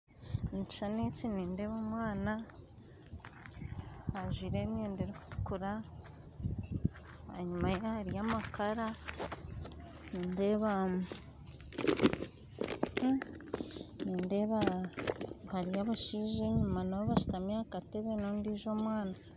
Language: Nyankole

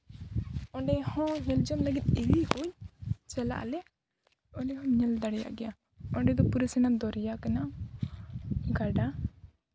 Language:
Santali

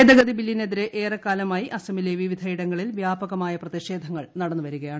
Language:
Malayalam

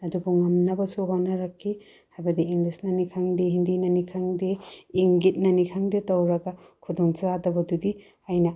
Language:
Manipuri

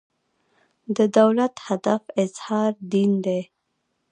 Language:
Pashto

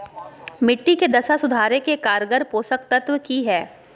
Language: Magahi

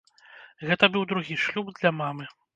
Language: Belarusian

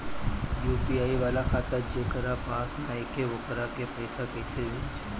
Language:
Bhojpuri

